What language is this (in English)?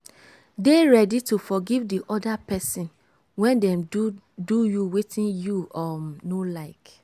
Nigerian Pidgin